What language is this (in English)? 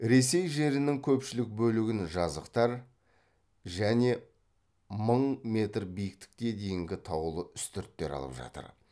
Kazakh